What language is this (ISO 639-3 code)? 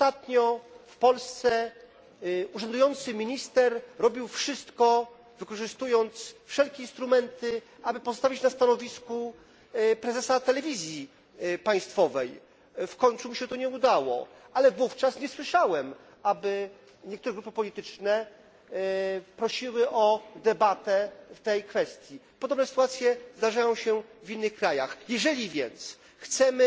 pol